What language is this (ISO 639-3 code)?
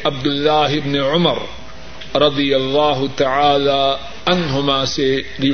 urd